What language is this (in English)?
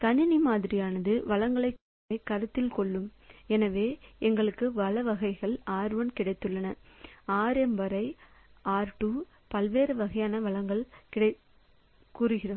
Tamil